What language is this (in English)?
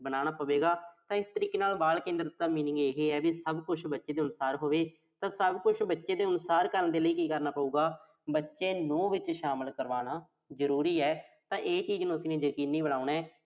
Punjabi